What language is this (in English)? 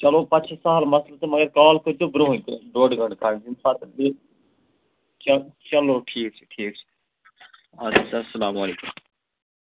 Kashmiri